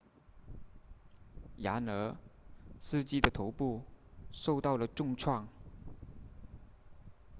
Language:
Chinese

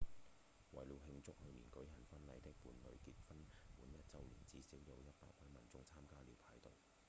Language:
Cantonese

